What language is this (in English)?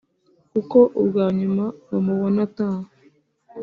Kinyarwanda